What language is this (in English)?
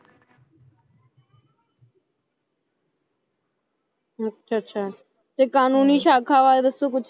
Punjabi